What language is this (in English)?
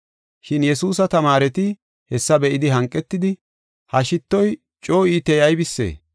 Gofa